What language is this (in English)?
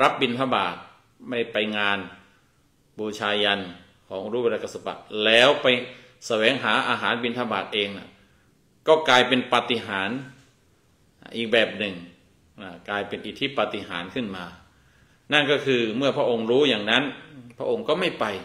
Thai